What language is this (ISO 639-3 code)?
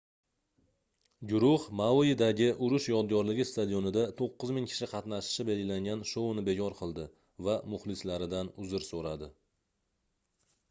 uzb